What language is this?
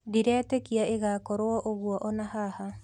Kikuyu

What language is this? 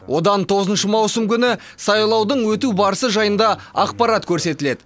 Kazakh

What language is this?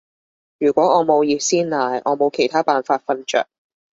Cantonese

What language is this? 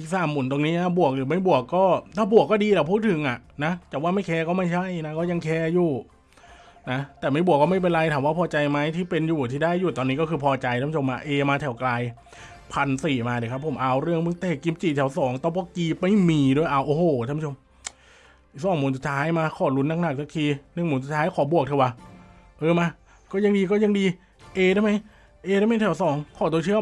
Thai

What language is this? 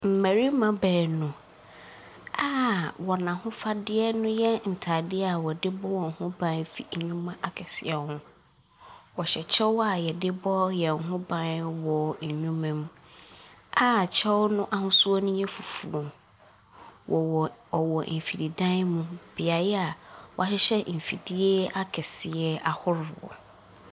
Akan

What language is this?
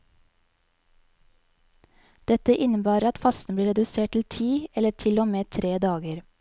Norwegian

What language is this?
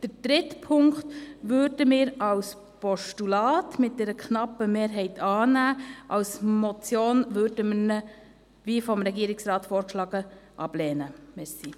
Swiss German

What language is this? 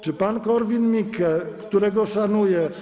Polish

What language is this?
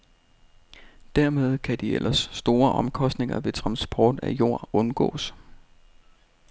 Danish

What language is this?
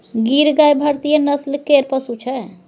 Maithili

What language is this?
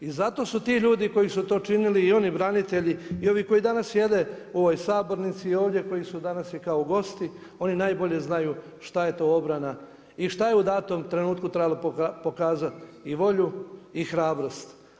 Croatian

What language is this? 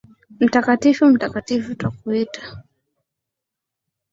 Swahili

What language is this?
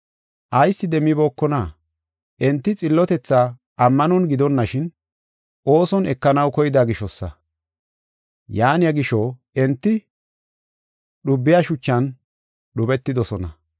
Gofa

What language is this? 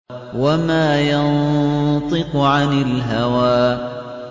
Arabic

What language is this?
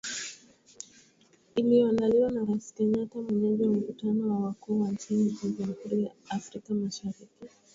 Swahili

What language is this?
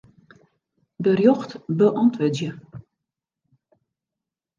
Western Frisian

